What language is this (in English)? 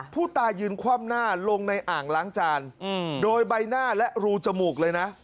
Thai